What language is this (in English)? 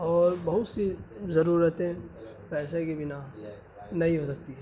Urdu